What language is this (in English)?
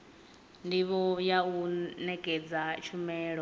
Venda